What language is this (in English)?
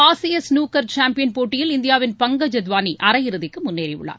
Tamil